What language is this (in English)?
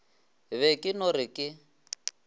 Northern Sotho